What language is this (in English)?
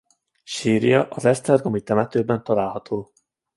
Hungarian